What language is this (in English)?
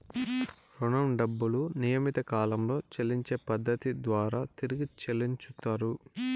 Telugu